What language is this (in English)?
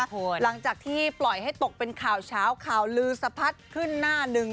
Thai